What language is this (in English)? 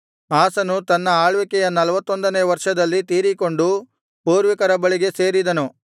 Kannada